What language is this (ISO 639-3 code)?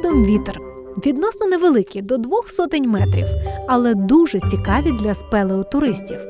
ukr